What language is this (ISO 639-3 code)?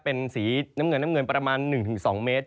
tha